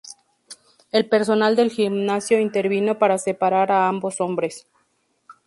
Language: Spanish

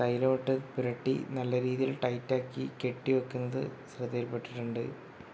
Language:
Malayalam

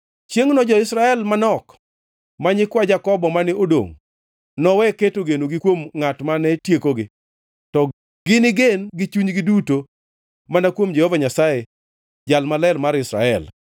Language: Luo (Kenya and Tanzania)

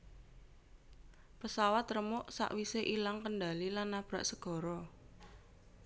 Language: Javanese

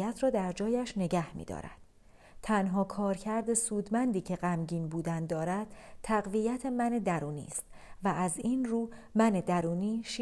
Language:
Persian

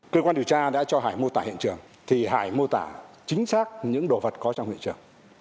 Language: Vietnamese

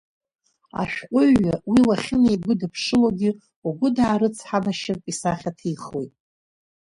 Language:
Abkhazian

